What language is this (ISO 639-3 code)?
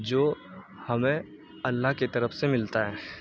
urd